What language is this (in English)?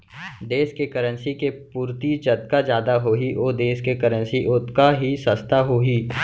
Chhattisgarhi